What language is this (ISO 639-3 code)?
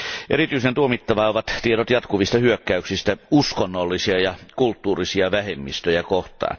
fin